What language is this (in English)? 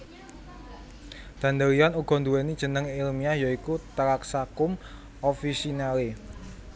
Javanese